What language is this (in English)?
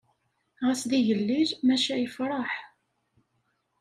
Kabyle